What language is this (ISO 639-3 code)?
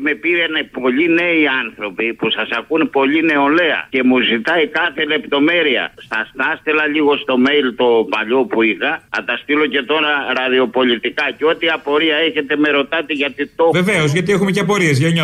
ell